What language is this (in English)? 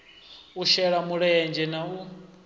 Venda